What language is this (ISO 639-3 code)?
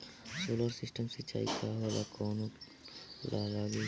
bho